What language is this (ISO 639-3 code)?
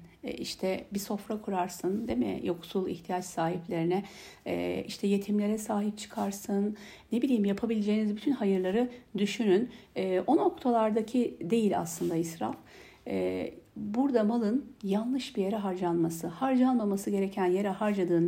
tur